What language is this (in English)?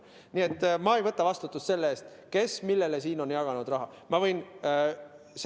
Estonian